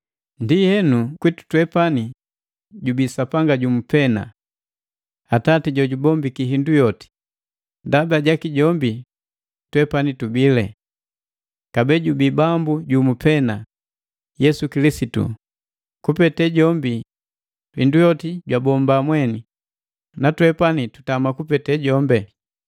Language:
Matengo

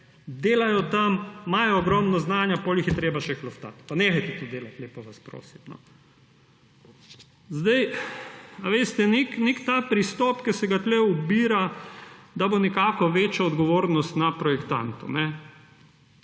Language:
Slovenian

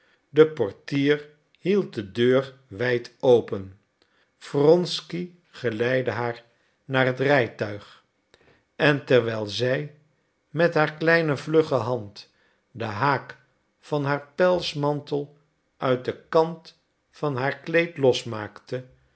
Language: Dutch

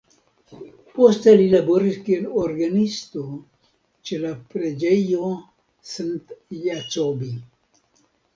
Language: Esperanto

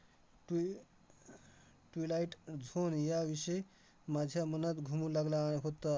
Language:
Marathi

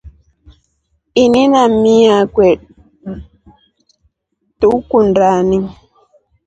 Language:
Rombo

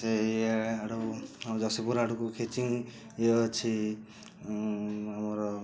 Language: Odia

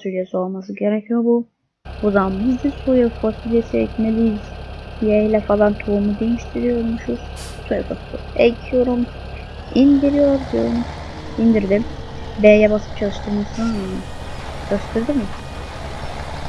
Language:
Turkish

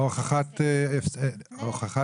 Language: Hebrew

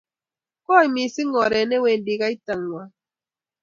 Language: Kalenjin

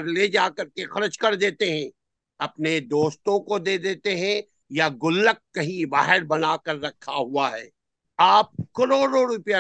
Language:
Urdu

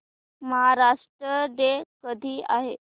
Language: Marathi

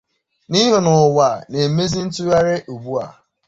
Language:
Igbo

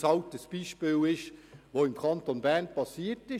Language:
Swiss German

